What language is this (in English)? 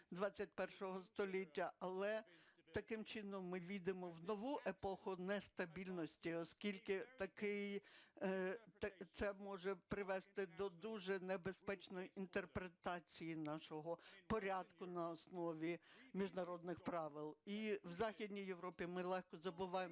Ukrainian